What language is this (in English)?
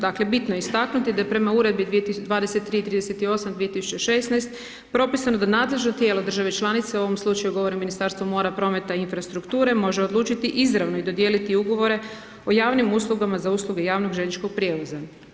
Croatian